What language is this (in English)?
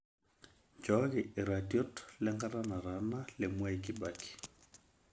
Masai